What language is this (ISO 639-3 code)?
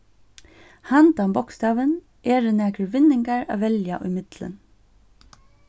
fao